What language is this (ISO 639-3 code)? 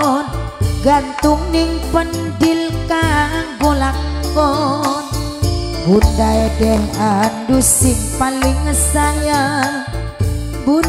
ind